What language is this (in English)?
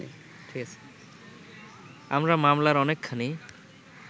Bangla